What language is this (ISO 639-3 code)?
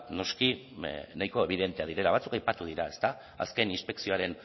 eus